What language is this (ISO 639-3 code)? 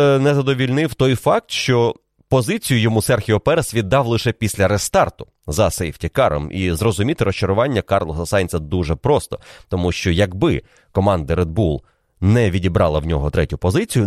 ukr